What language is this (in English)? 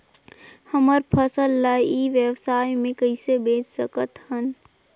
Chhattisgarhi